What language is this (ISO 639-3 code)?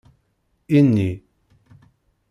kab